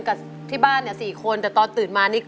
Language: Thai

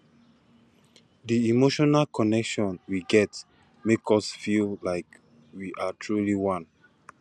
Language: Nigerian Pidgin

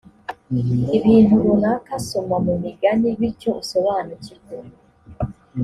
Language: Kinyarwanda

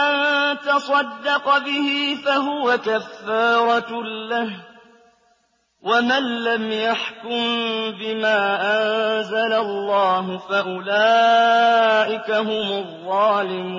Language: Arabic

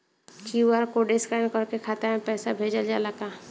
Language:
Bhojpuri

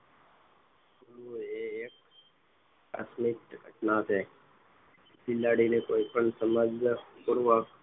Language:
Gujarati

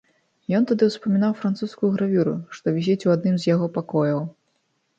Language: Belarusian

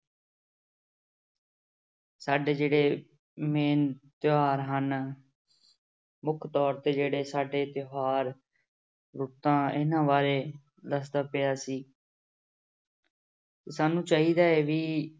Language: Punjabi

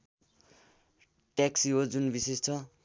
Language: Nepali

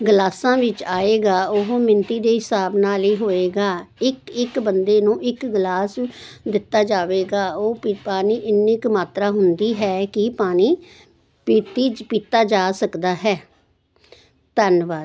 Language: Punjabi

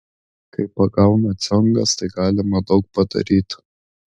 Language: Lithuanian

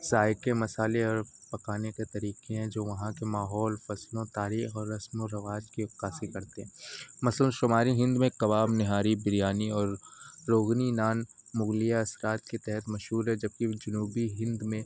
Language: Urdu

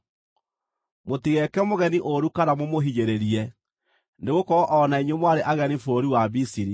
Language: Kikuyu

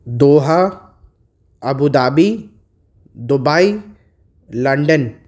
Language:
Urdu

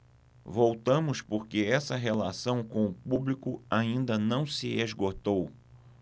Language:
Portuguese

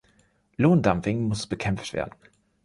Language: German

